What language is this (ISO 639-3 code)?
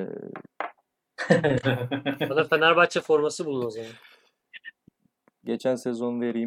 tur